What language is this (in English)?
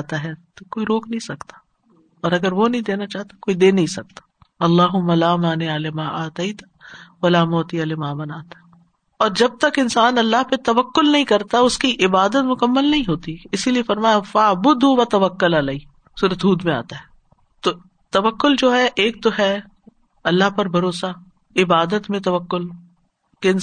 Urdu